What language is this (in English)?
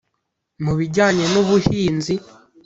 Kinyarwanda